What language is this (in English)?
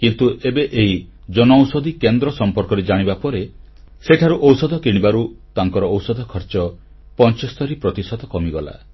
Odia